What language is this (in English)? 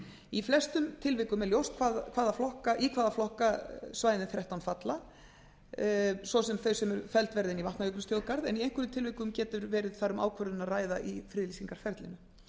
Icelandic